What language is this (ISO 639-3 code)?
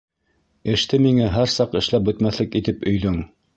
bak